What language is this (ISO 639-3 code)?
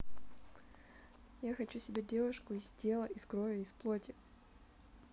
rus